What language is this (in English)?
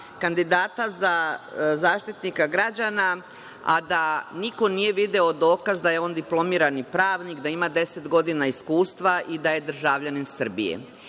Serbian